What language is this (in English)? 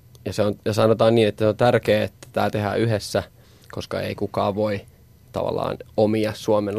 Finnish